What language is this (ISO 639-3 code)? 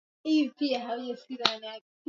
swa